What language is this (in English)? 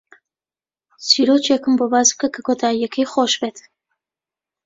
Central Kurdish